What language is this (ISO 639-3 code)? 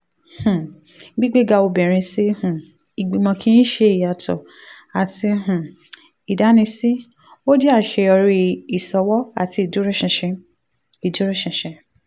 yor